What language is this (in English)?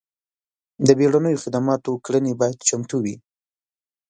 Pashto